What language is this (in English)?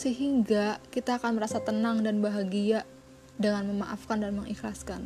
Indonesian